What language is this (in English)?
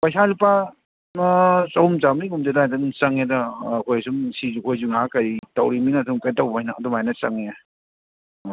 Manipuri